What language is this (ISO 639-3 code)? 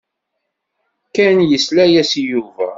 kab